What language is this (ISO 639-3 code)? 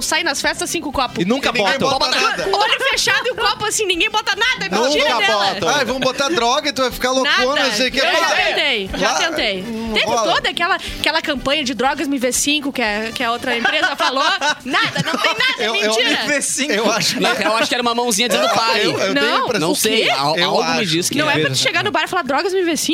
por